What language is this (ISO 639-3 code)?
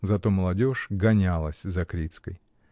rus